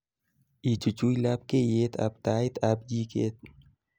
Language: Kalenjin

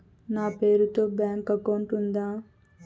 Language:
Telugu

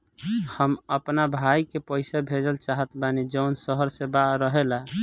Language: Bhojpuri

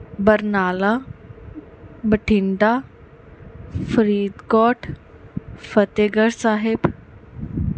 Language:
Punjabi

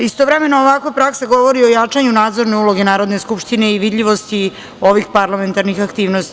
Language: Serbian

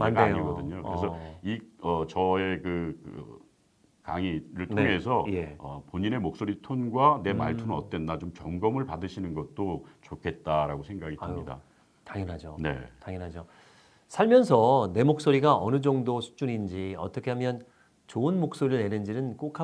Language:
Korean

